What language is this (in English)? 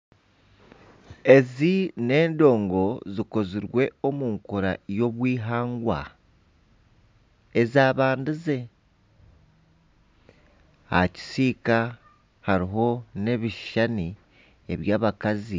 Nyankole